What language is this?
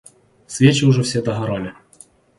Russian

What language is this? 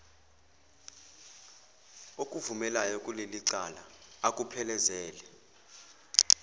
Zulu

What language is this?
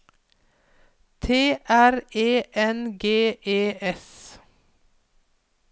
Norwegian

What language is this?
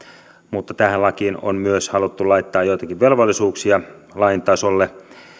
Finnish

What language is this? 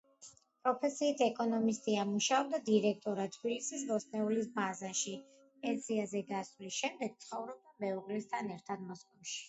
Georgian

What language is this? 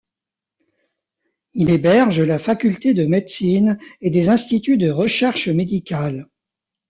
French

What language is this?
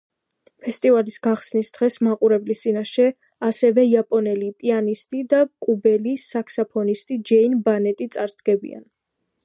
Georgian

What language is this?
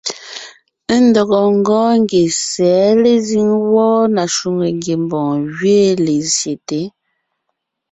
Ngiemboon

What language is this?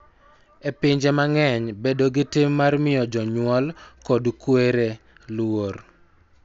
Luo (Kenya and Tanzania)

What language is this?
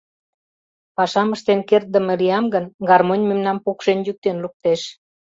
Mari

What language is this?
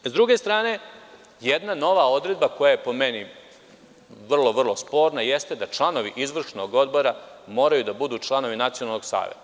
Serbian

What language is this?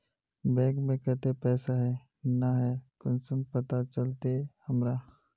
Magahi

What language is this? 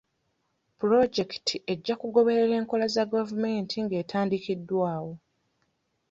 Ganda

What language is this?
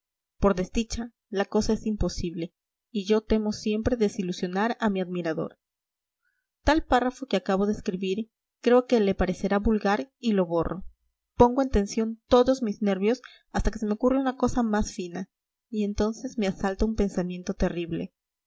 Spanish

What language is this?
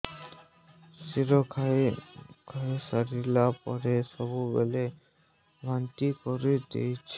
Odia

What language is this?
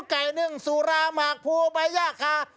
Thai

